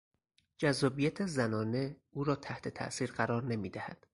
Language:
Persian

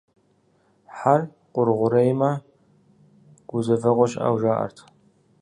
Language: Kabardian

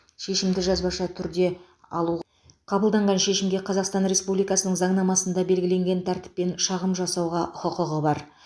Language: Kazakh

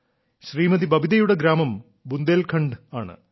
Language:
Malayalam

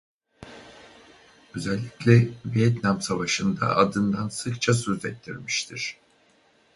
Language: Turkish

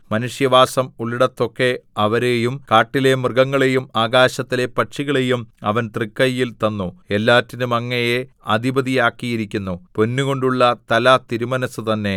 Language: Malayalam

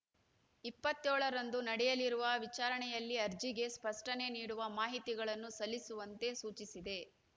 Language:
Kannada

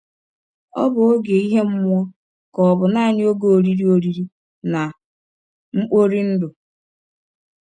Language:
Igbo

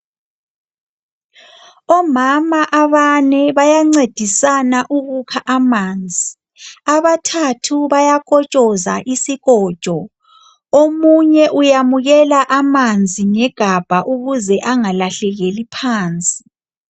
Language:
North Ndebele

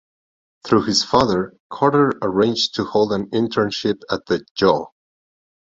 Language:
English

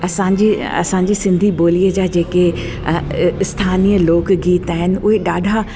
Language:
Sindhi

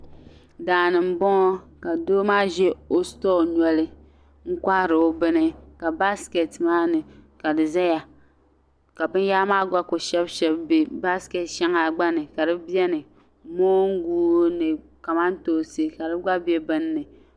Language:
Dagbani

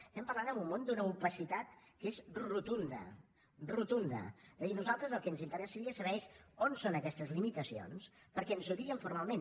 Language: Catalan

